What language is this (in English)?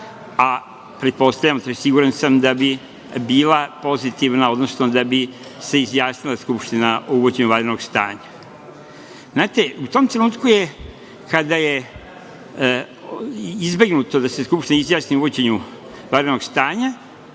Serbian